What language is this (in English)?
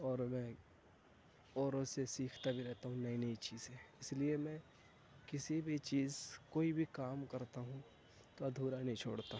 Urdu